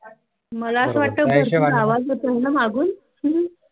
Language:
Marathi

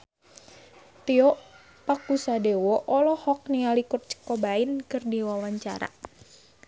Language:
Sundanese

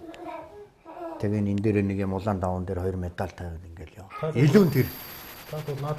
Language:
Romanian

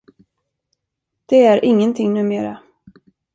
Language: Swedish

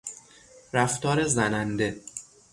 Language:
Persian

